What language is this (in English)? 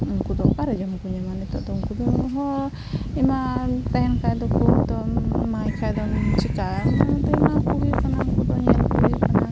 Santali